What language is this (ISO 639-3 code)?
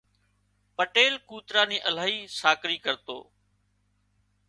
kxp